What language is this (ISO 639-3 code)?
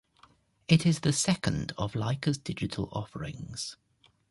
eng